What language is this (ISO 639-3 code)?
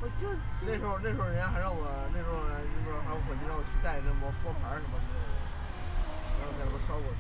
zho